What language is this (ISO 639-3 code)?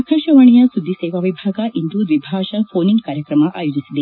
kan